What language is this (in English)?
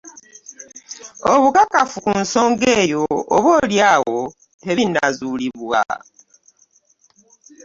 Ganda